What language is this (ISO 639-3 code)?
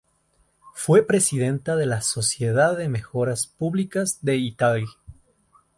spa